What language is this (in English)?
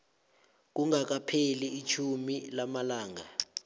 South Ndebele